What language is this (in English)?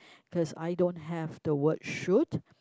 English